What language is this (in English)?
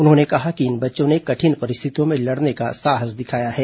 Hindi